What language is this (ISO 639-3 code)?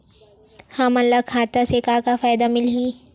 hne